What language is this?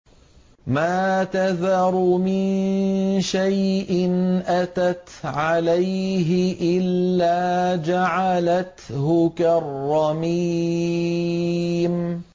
Arabic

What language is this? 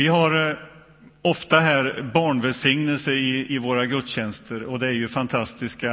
Swedish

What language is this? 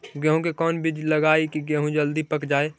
Magahi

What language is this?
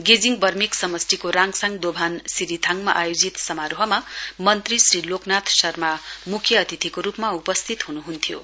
Nepali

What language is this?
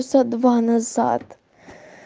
Russian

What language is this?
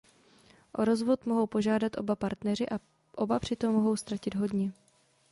Czech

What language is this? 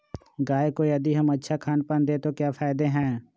Magahi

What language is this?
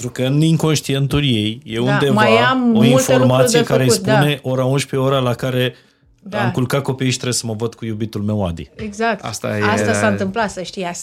Romanian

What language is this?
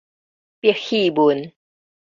Min Nan Chinese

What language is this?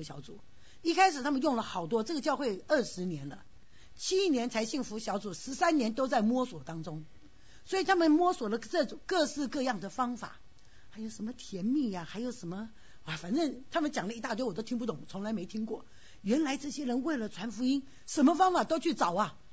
Chinese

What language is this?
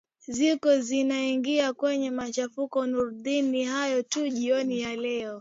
Swahili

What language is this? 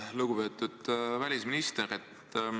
Estonian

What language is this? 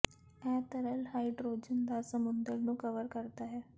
Punjabi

